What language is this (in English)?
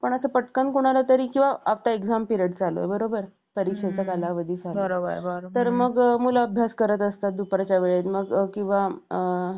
Marathi